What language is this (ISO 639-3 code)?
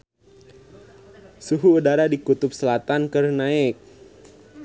sun